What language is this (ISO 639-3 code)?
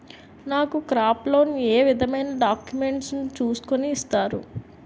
tel